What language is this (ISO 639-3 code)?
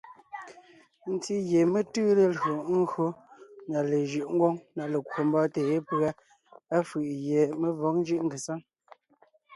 nnh